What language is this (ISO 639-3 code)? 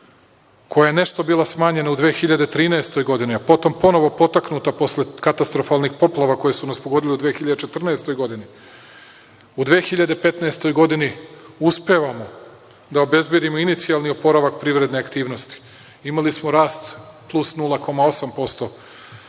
srp